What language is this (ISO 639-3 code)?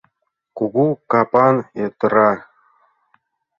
chm